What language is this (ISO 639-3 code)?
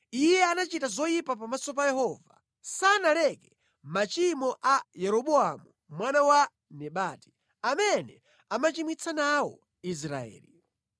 nya